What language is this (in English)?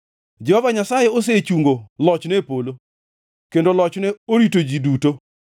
Luo (Kenya and Tanzania)